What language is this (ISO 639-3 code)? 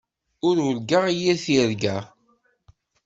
kab